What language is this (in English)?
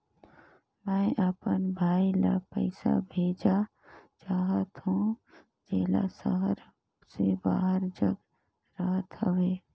Chhattisgarhi